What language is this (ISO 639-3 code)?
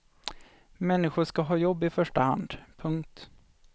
swe